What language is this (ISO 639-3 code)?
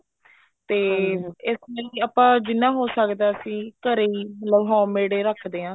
pan